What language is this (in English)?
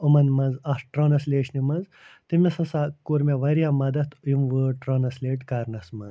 Kashmiri